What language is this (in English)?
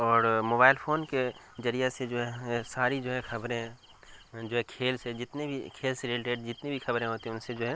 Urdu